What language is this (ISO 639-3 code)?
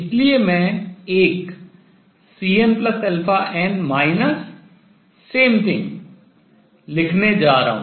hin